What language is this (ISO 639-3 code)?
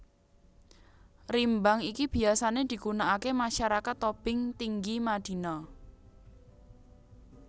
jav